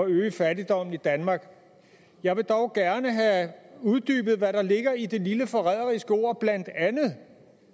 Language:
Danish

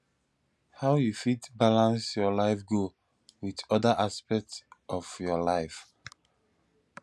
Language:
Nigerian Pidgin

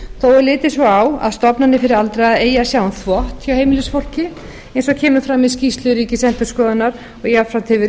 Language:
Icelandic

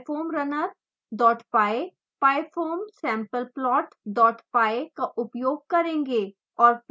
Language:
Hindi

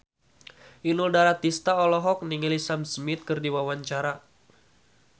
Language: Sundanese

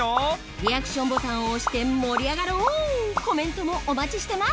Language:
Japanese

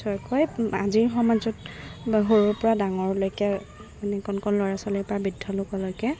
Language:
Assamese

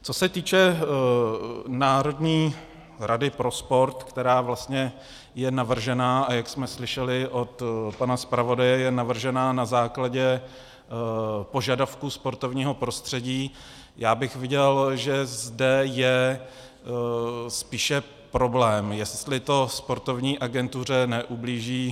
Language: Czech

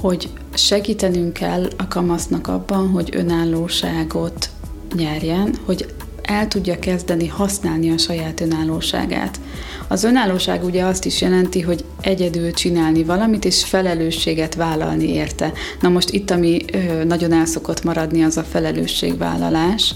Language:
Hungarian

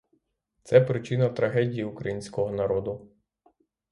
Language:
Ukrainian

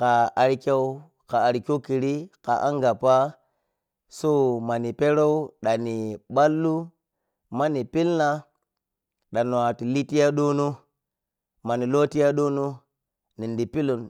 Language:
Piya-Kwonci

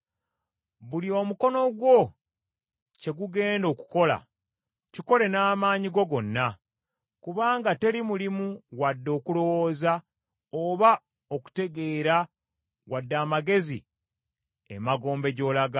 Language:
Ganda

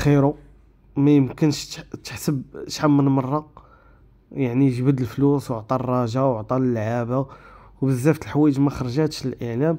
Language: Arabic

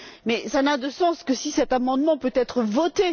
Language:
French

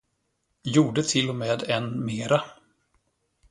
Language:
Swedish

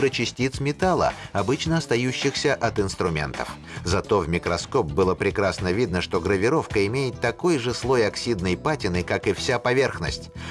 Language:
Russian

